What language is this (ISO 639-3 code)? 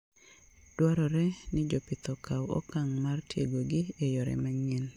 luo